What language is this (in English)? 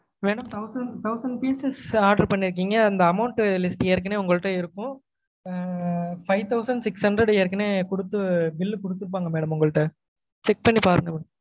Tamil